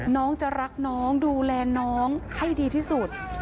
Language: Thai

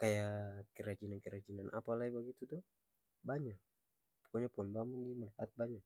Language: Ambonese Malay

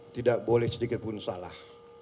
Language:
Indonesian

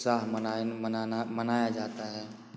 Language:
Hindi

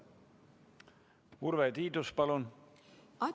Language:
Estonian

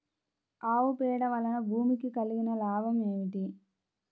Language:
Telugu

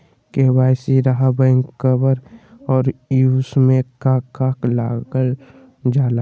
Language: Magahi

